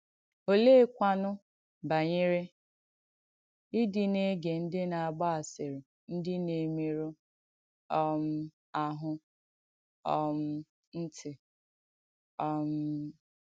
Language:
Igbo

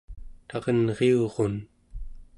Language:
Central Yupik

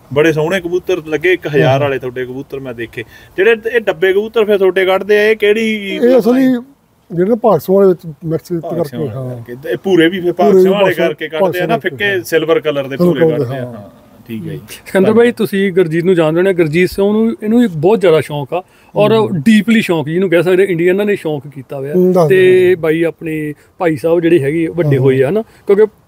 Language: Punjabi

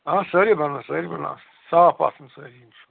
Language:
Kashmiri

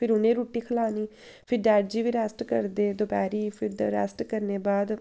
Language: Dogri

